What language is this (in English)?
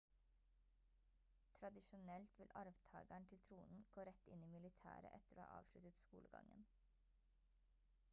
Norwegian Bokmål